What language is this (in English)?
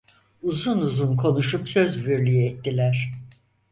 Turkish